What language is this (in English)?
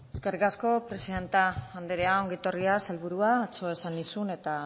Basque